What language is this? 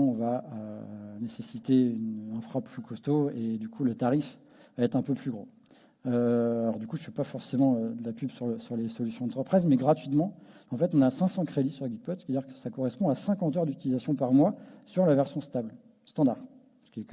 French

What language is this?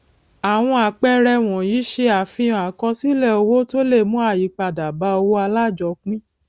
Yoruba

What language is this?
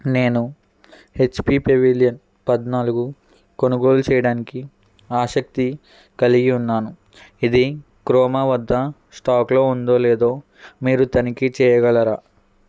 Telugu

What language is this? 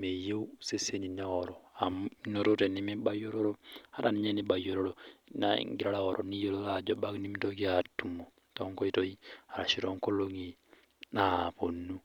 Masai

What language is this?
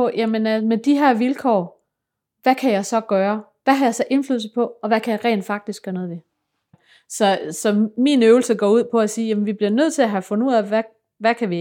Danish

